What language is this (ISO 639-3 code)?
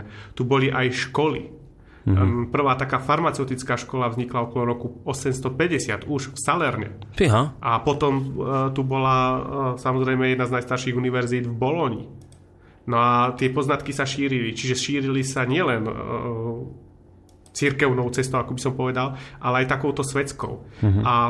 slk